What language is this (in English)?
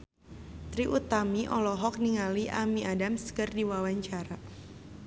Sundanese